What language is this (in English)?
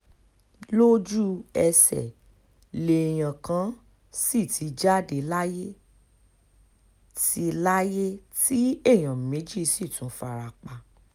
Yoruba